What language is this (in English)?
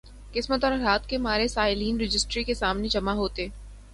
Urdu